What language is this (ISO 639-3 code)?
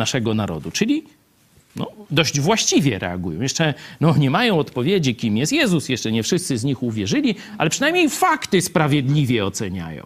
pol